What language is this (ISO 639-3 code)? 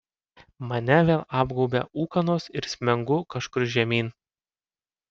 lit